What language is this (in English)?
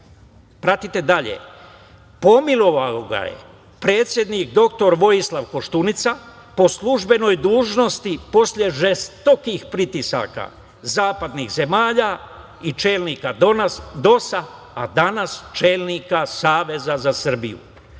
Serbian